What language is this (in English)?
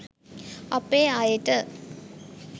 Sinhala